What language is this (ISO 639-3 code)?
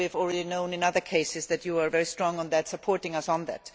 eng